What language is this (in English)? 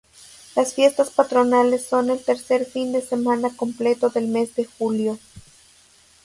Spanish